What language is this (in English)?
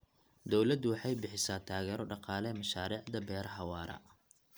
Somali